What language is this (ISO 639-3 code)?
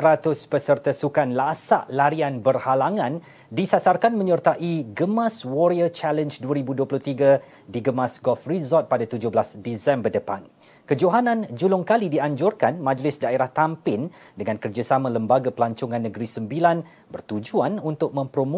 msa